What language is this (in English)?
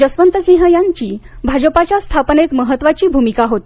Marathi